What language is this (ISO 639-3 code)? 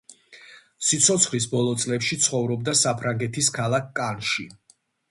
kat